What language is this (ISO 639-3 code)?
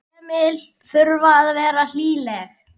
isl